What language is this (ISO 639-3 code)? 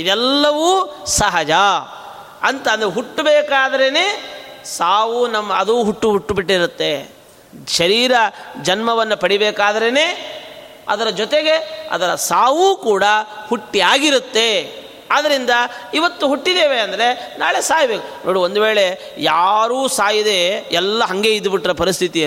kan